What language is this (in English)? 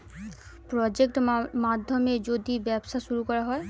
Bangla